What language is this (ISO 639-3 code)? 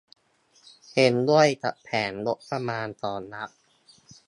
tha